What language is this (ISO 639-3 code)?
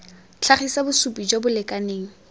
tsn